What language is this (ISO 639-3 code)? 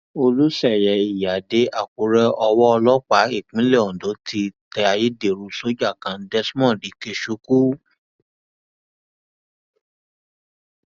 yor